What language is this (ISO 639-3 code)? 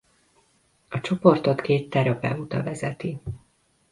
hun